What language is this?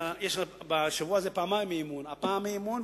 Hebrew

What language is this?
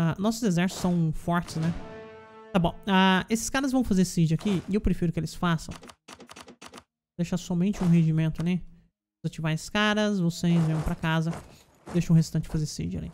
Portuguese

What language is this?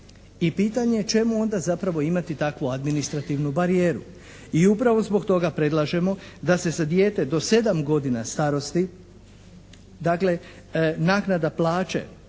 Croatian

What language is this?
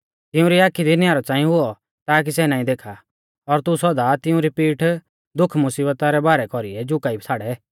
Mahasu Pahari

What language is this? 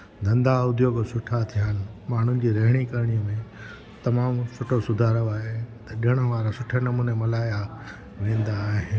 Sindhi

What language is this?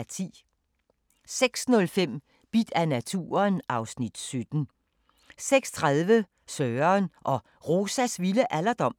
Danish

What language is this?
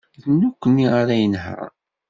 Kabyle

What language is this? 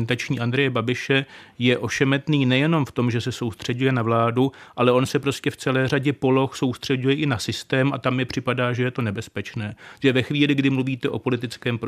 Czech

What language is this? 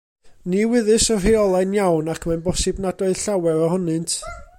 Welsh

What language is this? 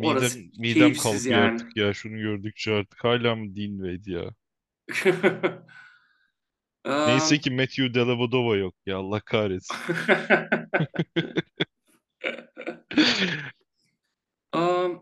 Turkish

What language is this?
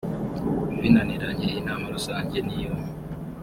Kinyarwanda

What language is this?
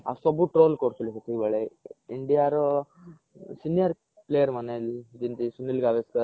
Odia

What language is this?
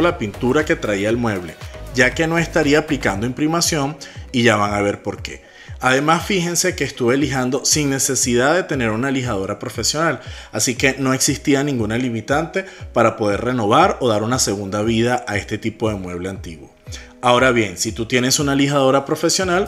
Spanish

